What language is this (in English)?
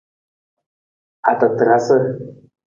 Nawdm